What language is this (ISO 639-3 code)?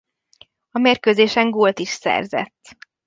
hun